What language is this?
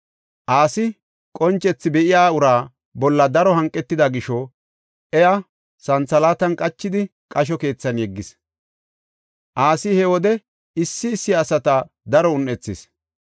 Gofa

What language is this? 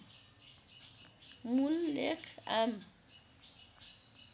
Nepali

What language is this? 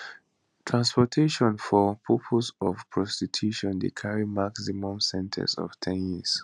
Nigerian Pidgin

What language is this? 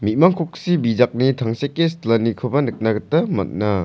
Garo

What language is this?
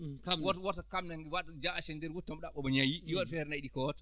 Fula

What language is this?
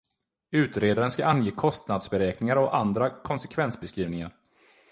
Swedish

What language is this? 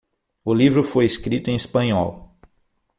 Portuguese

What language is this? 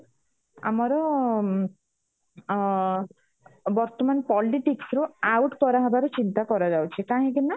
Odia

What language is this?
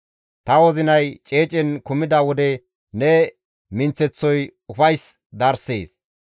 Gamo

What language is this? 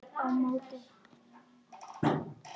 Icelandic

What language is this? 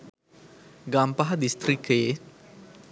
Sinhala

